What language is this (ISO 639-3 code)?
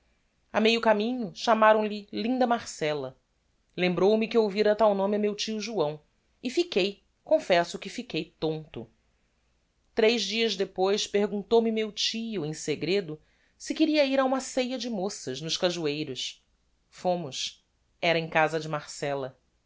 por